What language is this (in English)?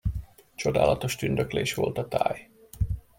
Hungarian